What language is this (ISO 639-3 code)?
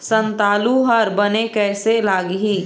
hne